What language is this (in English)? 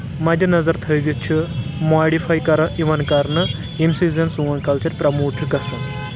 Kashmiri